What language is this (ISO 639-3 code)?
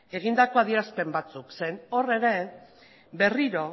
eus